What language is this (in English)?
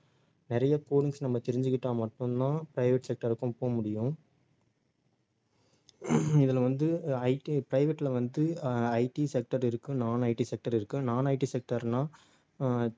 Tamil